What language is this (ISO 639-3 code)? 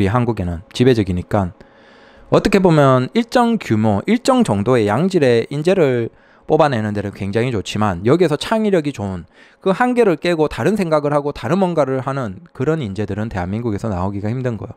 kor